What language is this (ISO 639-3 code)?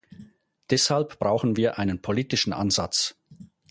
deu